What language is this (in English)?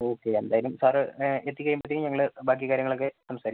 Malayalam